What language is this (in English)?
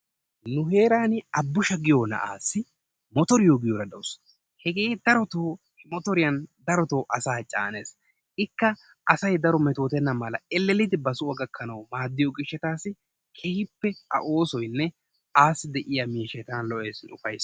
Wolaytta